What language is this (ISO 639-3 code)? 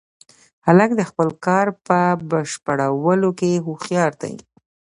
pus